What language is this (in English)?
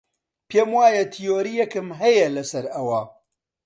Central Kurdish